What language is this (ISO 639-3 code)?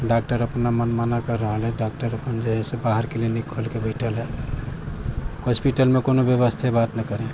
mai